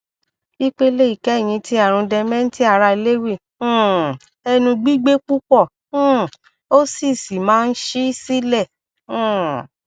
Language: Yoruba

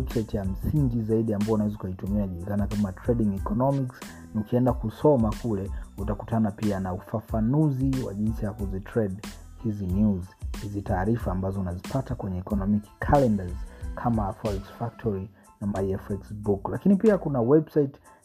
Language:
Swahili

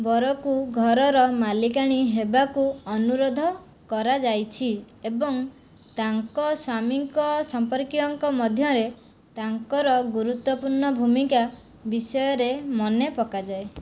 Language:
Odia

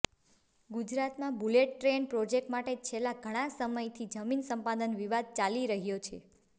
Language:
Gujarati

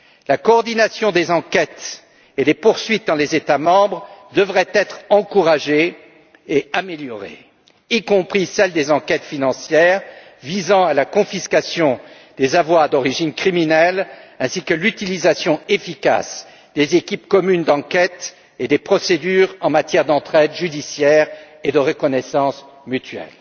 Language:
French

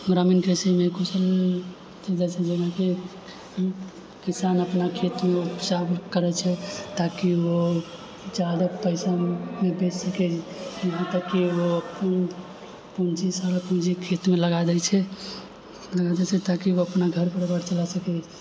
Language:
Maithili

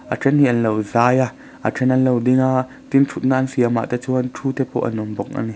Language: Mizo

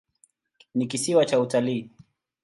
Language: Swahili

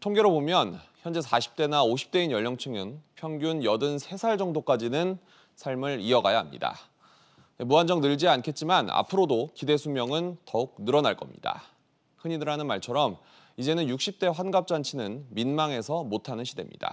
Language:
Korean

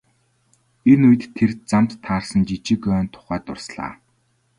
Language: Mongolian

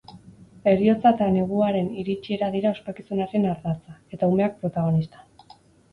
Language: Basque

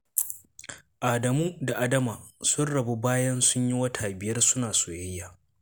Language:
Hausa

